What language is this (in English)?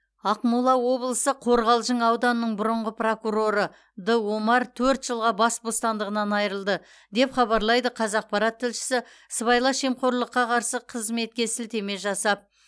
Kazakh